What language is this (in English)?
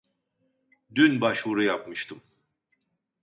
Turkish